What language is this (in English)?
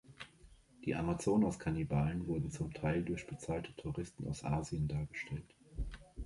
German